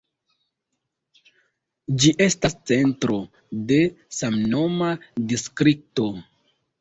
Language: Esperanto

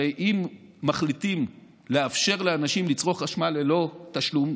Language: Hebrew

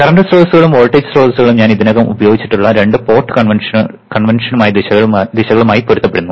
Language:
Malayalam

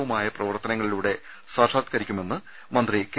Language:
Malayalam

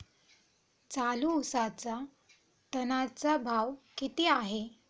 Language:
Marathi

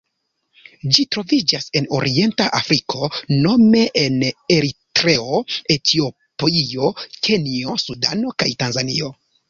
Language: Esperanto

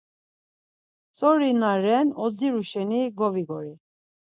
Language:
Laz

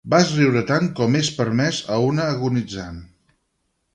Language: Catalan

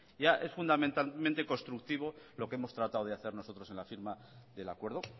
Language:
Spanish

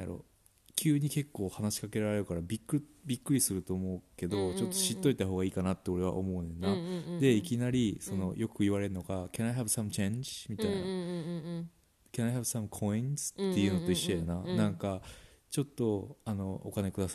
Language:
Japanese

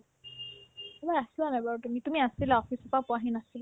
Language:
Assamese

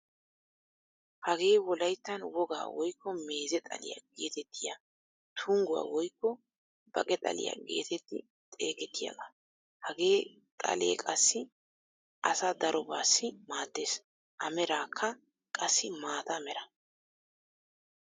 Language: Wolaytta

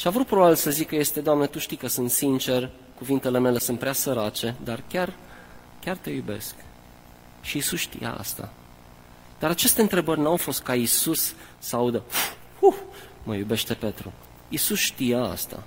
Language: Romanian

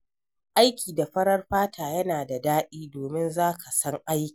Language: Hausa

